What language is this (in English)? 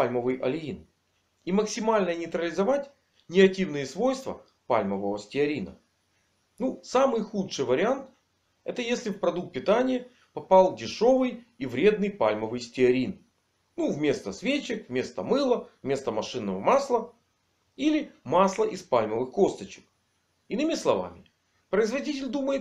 Russian